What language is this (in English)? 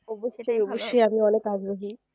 Bangla